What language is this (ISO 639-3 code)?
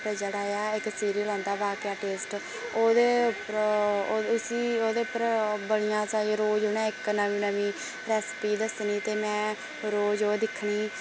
doi